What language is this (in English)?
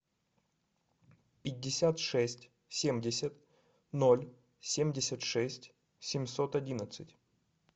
Russian